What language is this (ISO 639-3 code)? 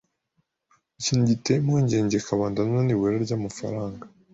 kin